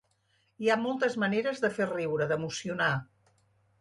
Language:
Catalan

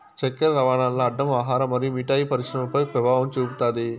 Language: Telugu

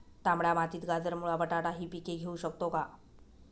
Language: Marathi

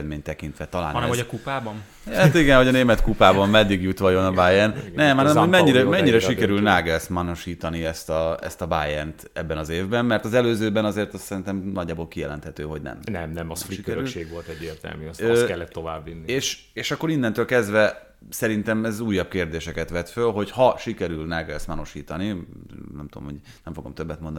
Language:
Hungarian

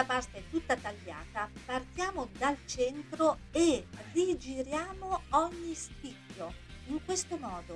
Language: Italian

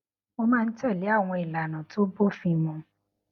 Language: Yoruba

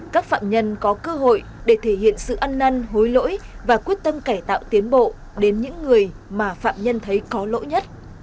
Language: Vietnamese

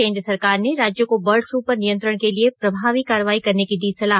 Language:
Hindi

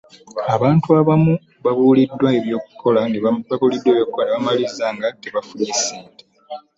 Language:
Ganda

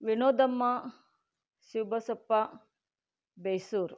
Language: Kannada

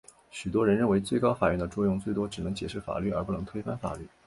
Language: Chinese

